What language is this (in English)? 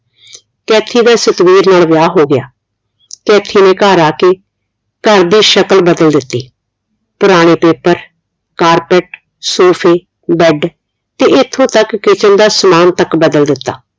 Punjabi